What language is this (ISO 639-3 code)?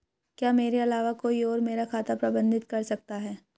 hin